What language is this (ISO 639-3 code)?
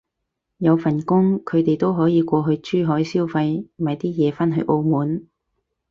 yue